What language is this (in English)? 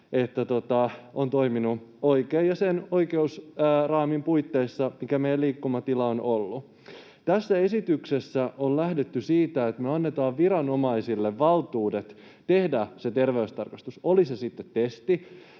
Finnish